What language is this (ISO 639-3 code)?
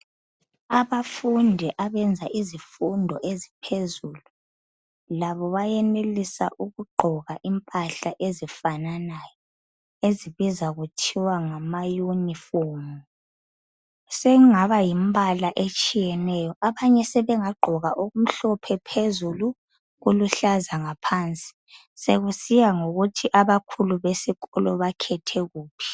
nde